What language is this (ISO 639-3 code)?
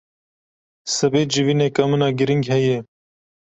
kur